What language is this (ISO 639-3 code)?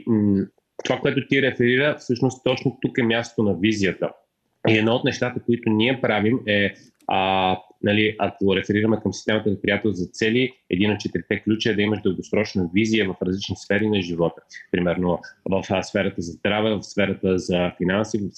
bul